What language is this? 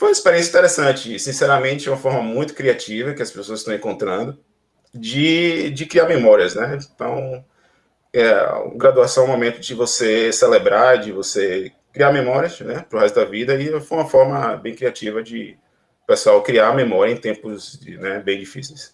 Portuguese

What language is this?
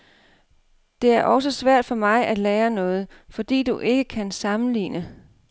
Danish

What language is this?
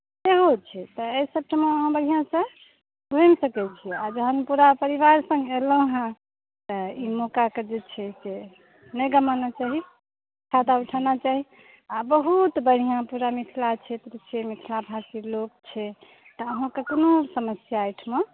Maithili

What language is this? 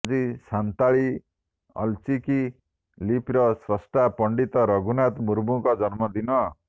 Odia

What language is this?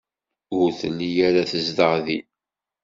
Kabyle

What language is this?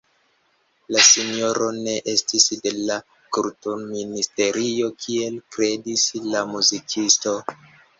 Esperanto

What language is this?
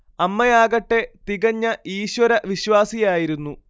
Malayalam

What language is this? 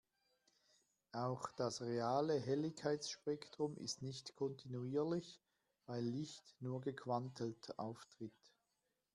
German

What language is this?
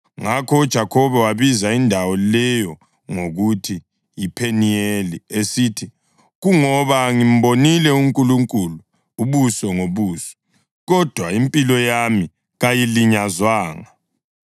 North Ndebele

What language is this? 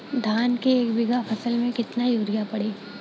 Bhojpuri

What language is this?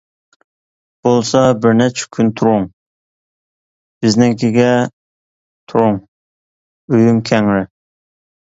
Uyghur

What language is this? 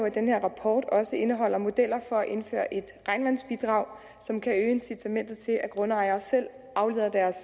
Danish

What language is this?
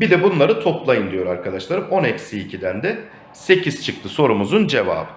Turkish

